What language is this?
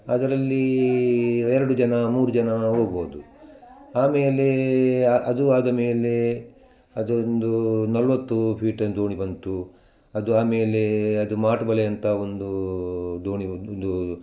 Kannada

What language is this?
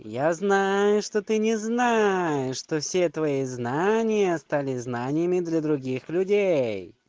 Russian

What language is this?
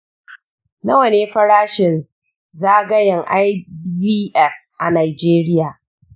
Hausa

